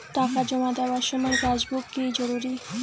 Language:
Bangla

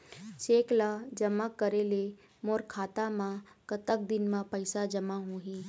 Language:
Chhattisgarhi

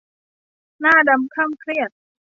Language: Thai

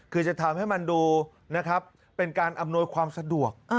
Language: Thai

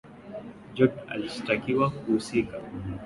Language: Swahili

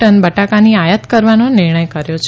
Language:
Gujarati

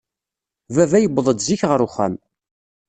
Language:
Kabyle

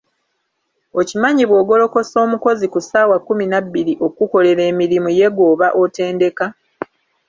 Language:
Ganda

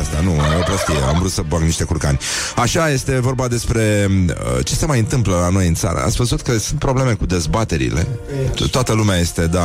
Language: Romanian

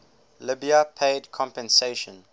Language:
English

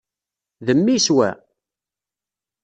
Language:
Kabyle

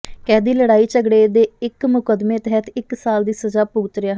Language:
Punjabi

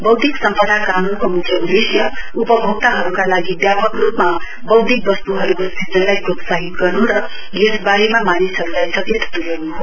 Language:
Nepali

